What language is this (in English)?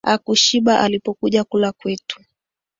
Swahili